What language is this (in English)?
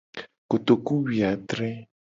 Gen